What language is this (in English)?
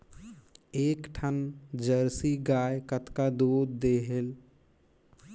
Chhattisgarhi